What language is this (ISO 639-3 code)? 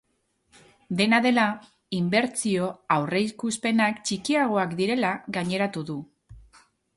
eus